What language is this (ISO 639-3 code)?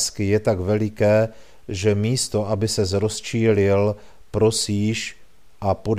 ces